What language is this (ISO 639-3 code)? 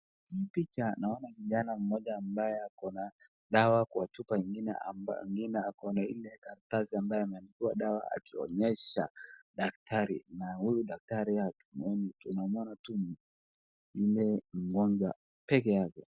swa